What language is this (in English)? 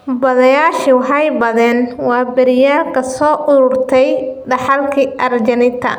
Somali